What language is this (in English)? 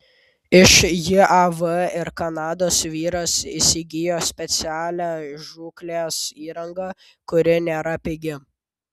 Lithuanian